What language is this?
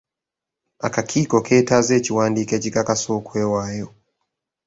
Ganda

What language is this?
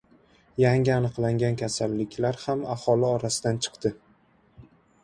Uzbek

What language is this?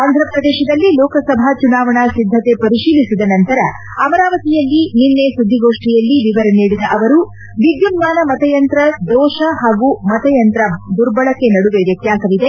Kannada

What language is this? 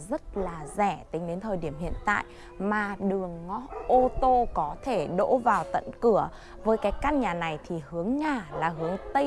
Vietnamese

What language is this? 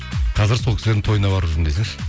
Kazakh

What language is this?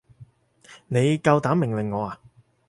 Cantonese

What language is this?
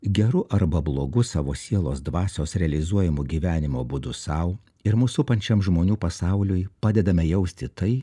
Lithuanian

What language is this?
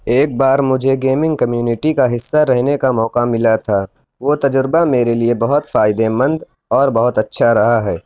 Urdu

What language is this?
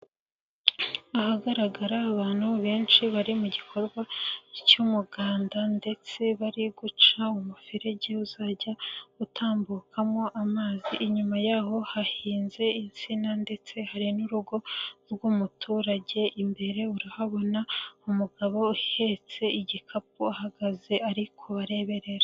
Kinyarwanda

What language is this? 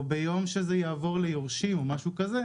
Hebrew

